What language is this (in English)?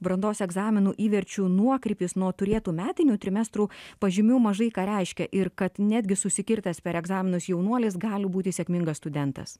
Lithuanian